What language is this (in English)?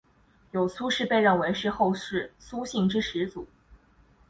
Chinese